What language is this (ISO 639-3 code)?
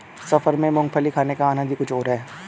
hin